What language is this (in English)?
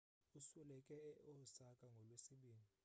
Xhosa